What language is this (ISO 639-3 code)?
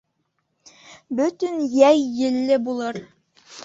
bak